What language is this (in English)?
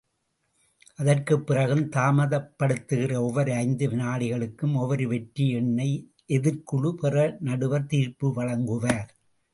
Tamil